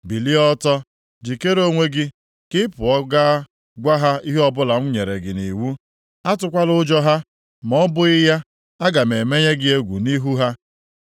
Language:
Igbo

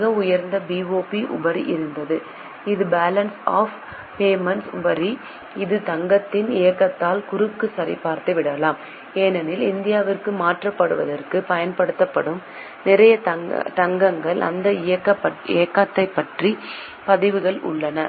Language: Tamil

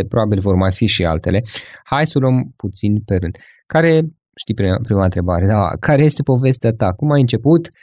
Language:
Romanian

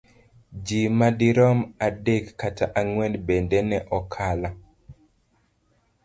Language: Luo (Kenya and Tanzania)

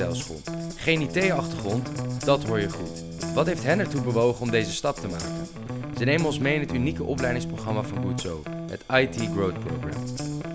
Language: Dutch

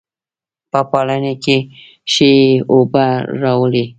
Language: Pashto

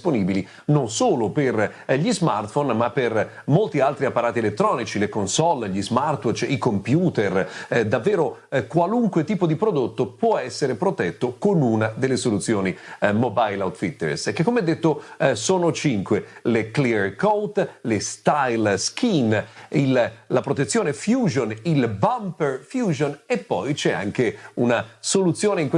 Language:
Italian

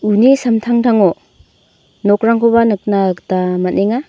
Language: Garo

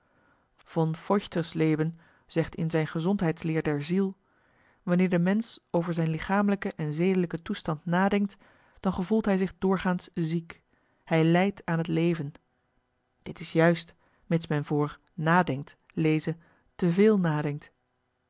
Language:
Dutch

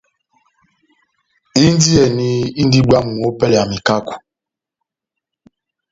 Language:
Batanga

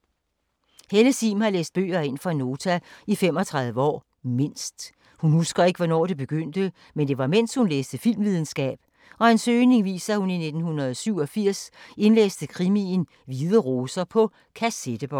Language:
Danish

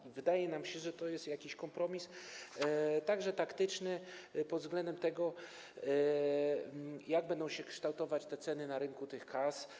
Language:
Polish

